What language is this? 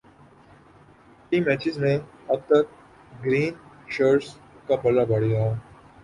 Urdu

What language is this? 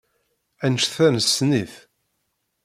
Kabyle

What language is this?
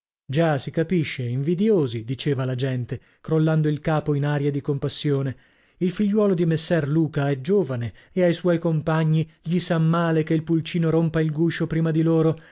Italian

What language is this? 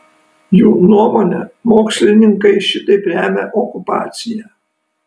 Lithuanian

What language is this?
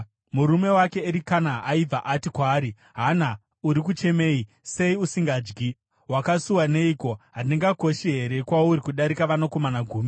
Shona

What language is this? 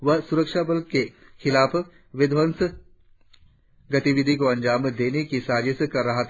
Hindi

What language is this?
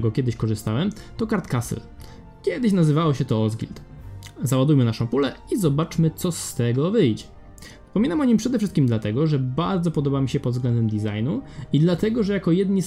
Polish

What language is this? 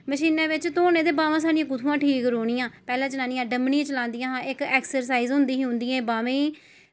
Dogri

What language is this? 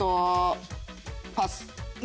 Japanese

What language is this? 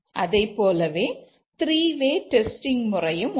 Tamil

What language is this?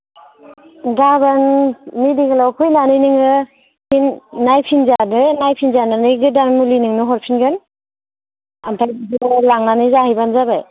Bodo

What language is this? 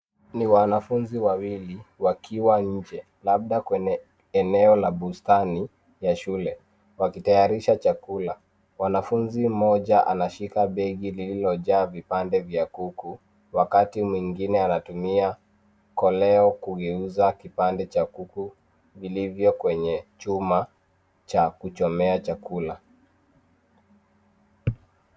Swahili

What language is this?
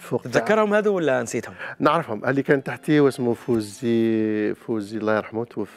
Arabic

